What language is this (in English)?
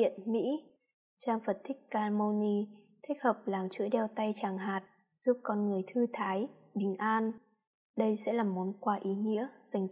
Vietnamese